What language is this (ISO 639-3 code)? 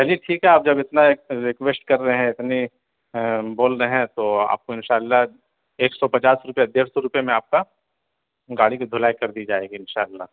urd